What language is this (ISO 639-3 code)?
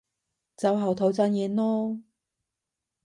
yue